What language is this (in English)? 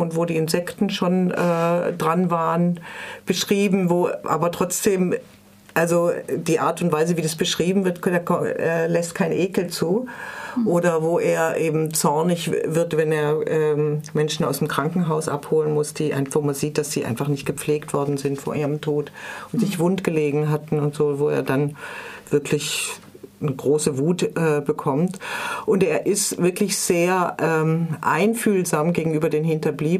German